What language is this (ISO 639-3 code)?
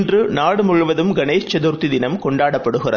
tam